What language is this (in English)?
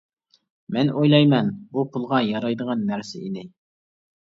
Uyghur